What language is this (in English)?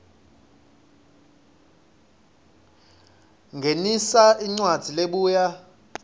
Swati